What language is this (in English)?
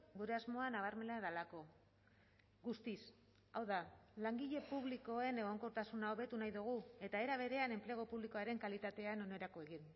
Basque